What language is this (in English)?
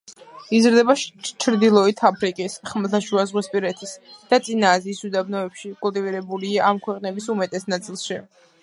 Georgian